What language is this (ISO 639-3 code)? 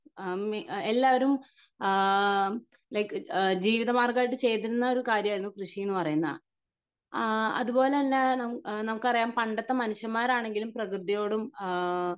mal